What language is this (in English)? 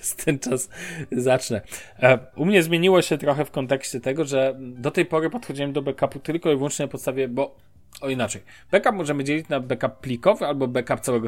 Polish